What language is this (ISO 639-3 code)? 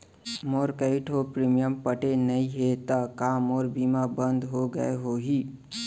hne